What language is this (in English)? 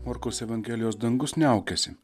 Lithuanian